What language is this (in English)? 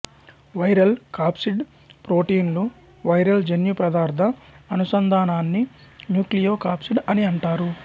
Telugu